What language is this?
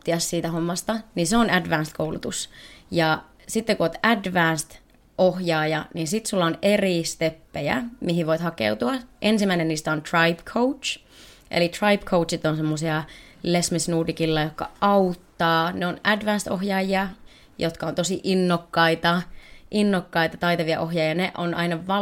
Finnish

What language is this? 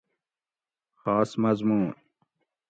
Gawri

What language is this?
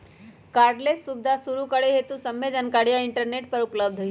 Magahi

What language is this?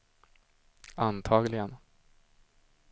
Swedish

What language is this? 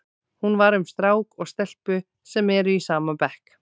Icelandic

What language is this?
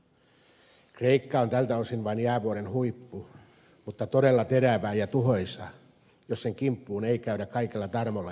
Finnish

